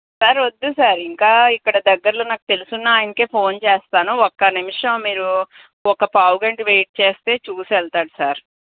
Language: Telugu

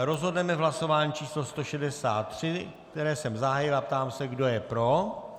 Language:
Czech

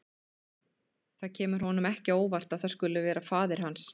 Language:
Icelandic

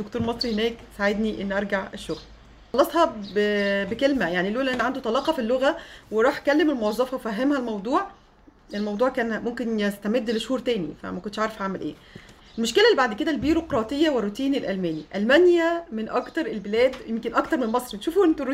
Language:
Arabic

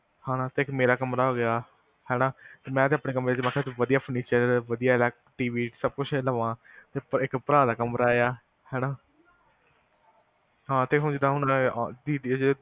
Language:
Punjabi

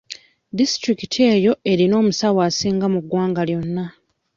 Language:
Ganda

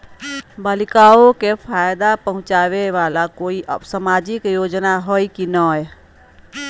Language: Magahi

